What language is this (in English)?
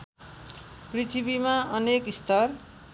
Nepali